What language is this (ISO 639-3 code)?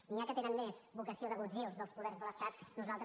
cat